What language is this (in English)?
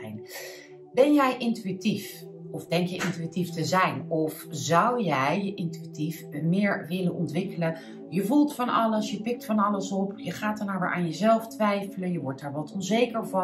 Dutch